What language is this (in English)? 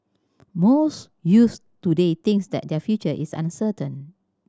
English